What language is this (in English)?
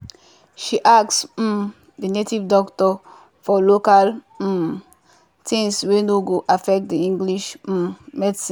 Nigerian Pidgin